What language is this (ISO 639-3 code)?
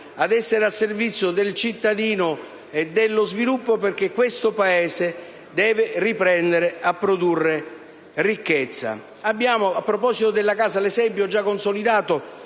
ita